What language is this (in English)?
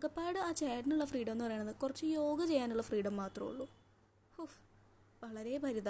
Malayalam